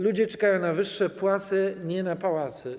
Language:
Polish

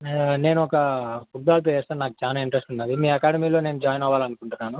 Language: Telugu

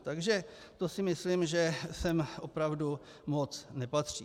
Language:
Czech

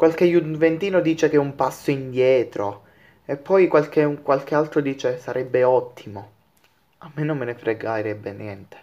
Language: Italian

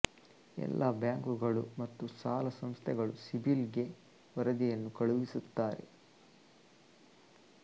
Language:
Kannada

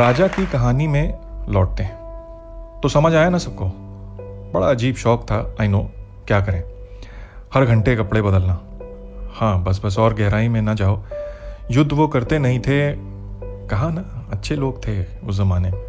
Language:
Hindi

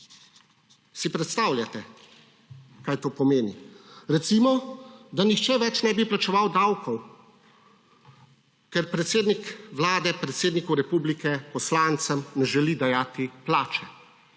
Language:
Slovenian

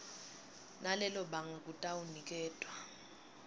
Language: Swati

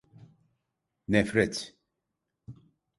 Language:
Turkish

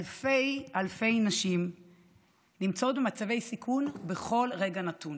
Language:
Hebrew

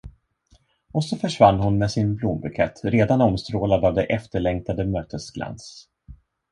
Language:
Swedish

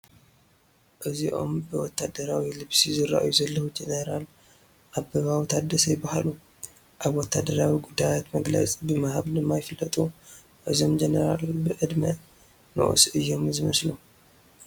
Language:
Tigrinya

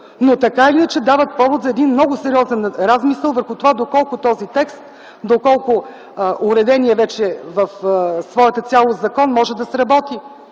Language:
Bulgarian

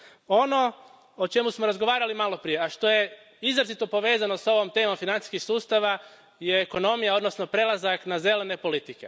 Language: Croatian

